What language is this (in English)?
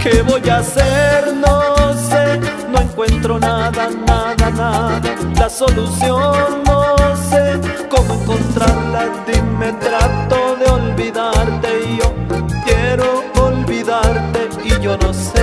Spanish